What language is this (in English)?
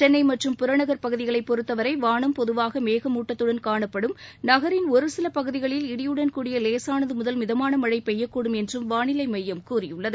Tamil